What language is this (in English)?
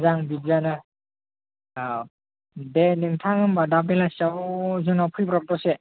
Bodo